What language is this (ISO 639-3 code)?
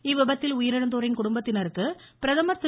tam